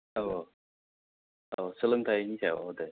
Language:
Bodo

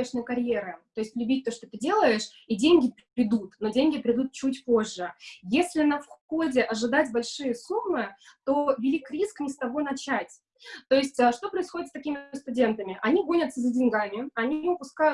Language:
Russian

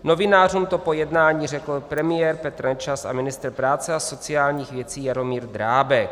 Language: Czech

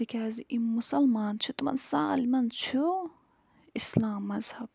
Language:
Kashmiri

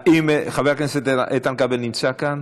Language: Hebrew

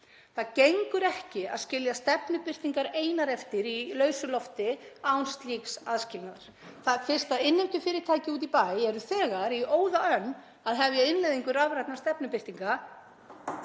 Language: Icelandic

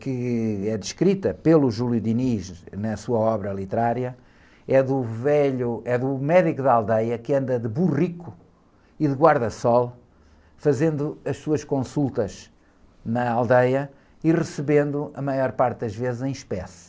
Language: Portuguese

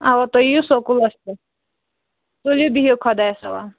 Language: Kashmiri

